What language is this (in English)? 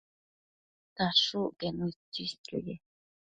Matsés